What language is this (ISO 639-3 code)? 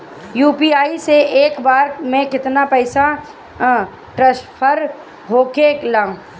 bho